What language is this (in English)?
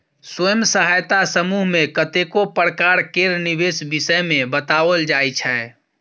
Maithili